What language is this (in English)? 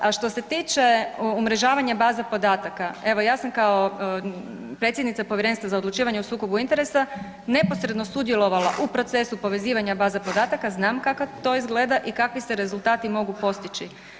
Croatian